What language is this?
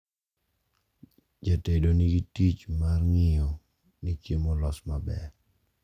Luo (Kenya and Tanzania)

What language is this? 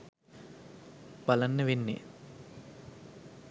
Sinhala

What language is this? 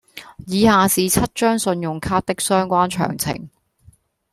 Cantonese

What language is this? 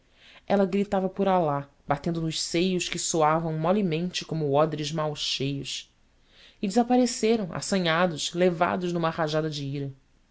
Portuguese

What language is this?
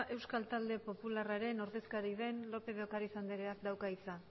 Basque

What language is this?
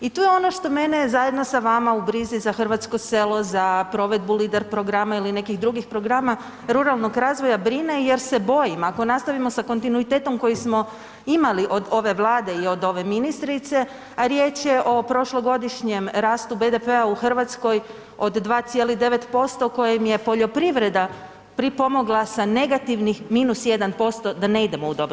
Croatian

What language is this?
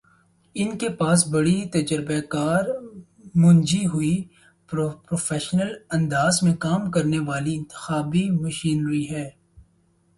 Urdu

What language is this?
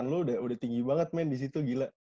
Indonesian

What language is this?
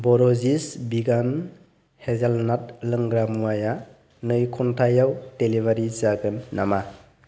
Bodo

